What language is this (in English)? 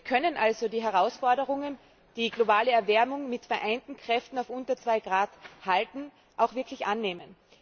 German